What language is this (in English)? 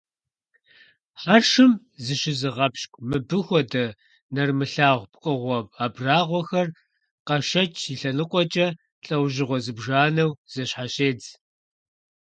Kabardian